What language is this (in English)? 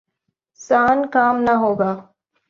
Urdu